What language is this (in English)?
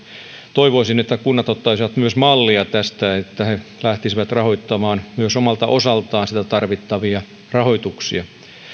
Finnish